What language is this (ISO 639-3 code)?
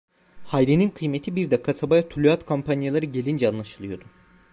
tur